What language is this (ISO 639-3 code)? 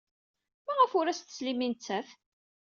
kab